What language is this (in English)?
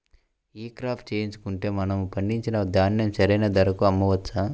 Telugu